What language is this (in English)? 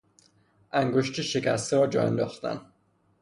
Persian